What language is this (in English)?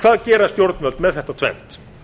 Icelandic